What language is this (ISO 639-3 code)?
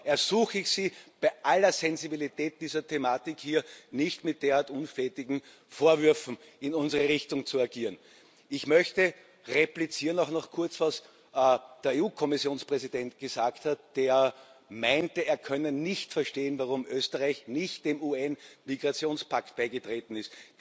deu